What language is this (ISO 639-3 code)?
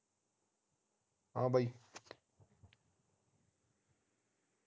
pan